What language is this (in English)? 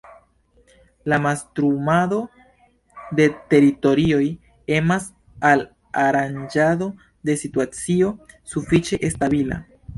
Esperanto